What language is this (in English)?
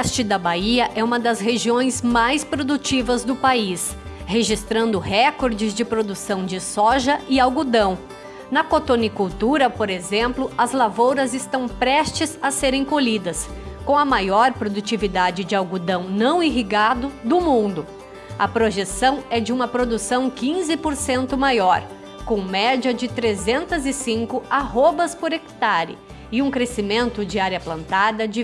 Portuguese